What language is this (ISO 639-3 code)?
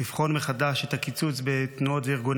heb